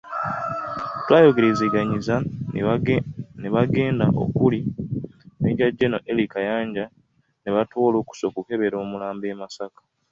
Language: Ganda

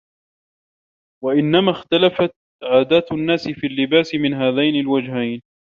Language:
Arabic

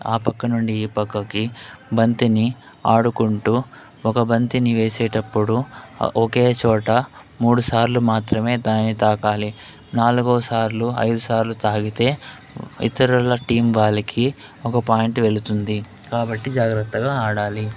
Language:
Telugu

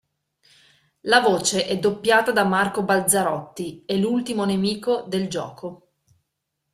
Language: Italian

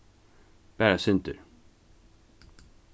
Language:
Faroese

